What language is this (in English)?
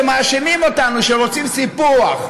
Hebrew